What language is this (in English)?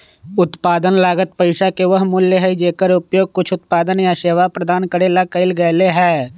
Magahi